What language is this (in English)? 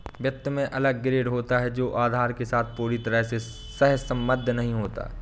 Hindi